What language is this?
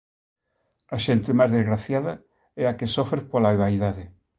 Galician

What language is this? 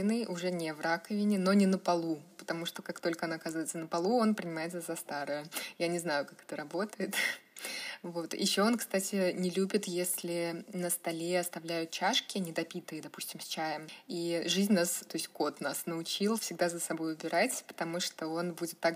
Russian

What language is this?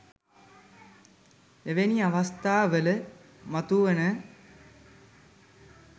Sinhala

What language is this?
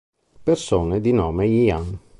Italian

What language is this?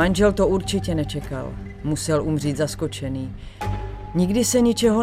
Czech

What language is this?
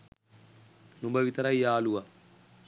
Sinhala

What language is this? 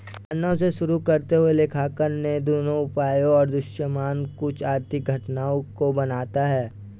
Hindi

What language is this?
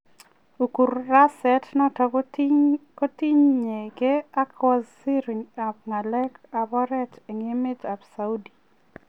Kalenjin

